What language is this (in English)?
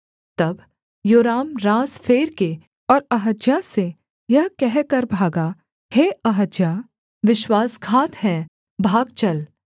Hindi